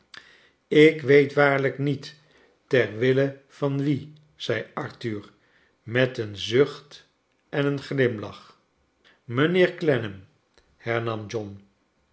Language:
Dutch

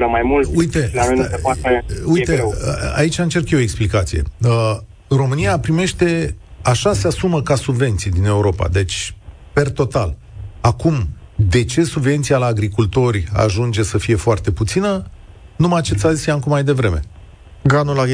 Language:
Romanian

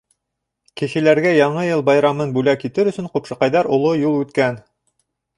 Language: Bashkir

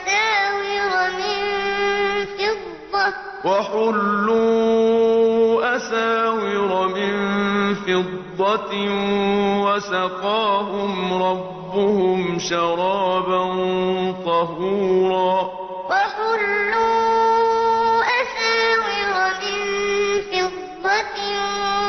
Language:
Arabic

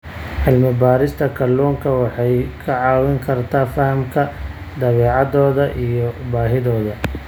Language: Somali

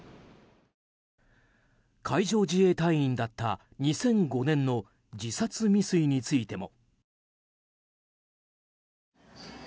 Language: Japanese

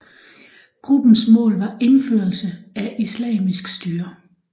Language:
Danish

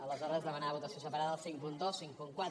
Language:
Catalan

